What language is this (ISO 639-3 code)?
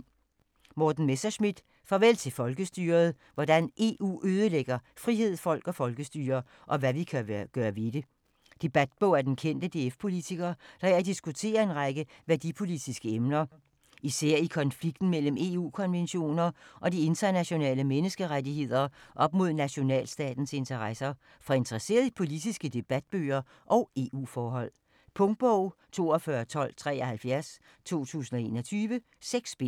dan